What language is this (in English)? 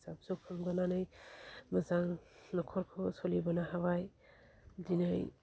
Bodo